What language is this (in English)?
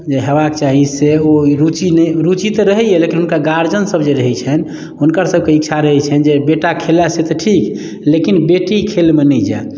Maithili